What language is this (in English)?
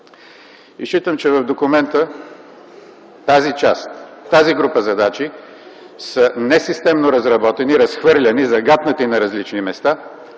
Bulgarian